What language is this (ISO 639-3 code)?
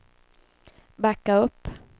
swe